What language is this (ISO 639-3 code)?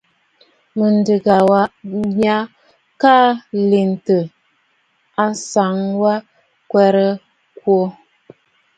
bfd